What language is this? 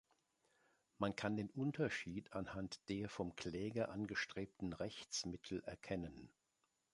German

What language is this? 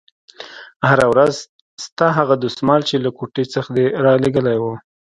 Pashto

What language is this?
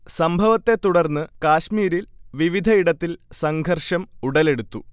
Malayalam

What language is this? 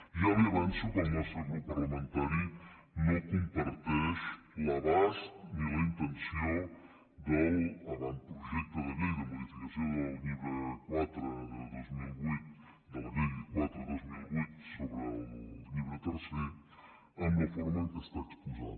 Catalan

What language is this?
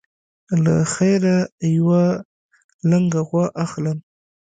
Pashto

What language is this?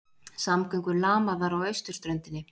Icelandic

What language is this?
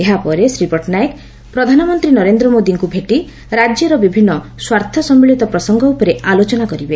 Odia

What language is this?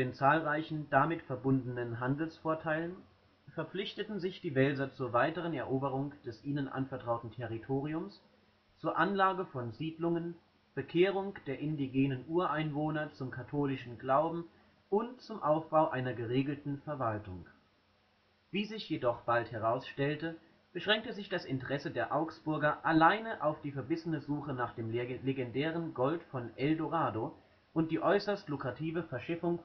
German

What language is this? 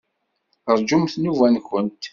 Kabyle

